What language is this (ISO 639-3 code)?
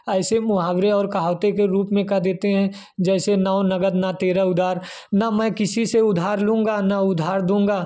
hin